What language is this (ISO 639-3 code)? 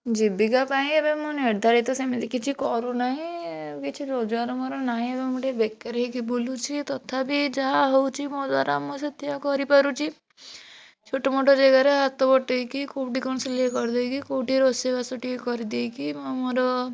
ori